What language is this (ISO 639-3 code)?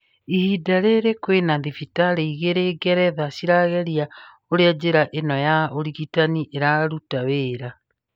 kik